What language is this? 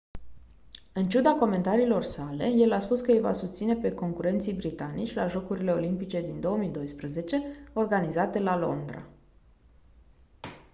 Romanian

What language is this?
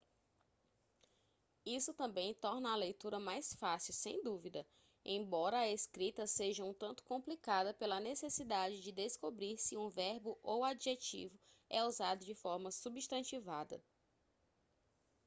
Portuguese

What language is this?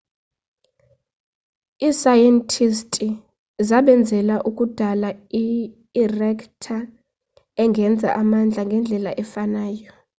Xhosa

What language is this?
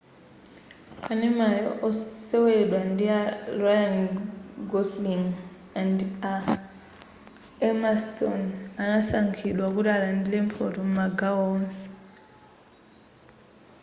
Nyanja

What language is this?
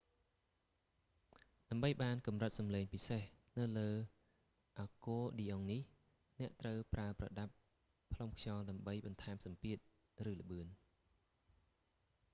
Khmer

